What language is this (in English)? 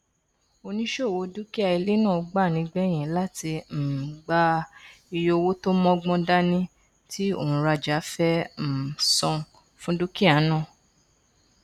Yoruba